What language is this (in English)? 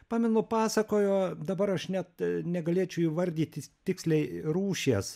Lithuanian